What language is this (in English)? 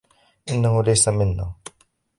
Arabic